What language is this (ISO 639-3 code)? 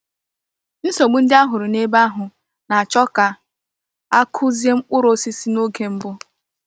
ibo